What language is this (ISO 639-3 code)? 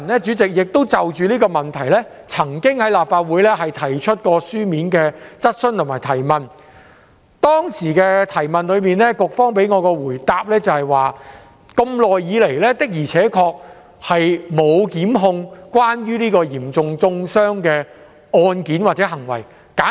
yue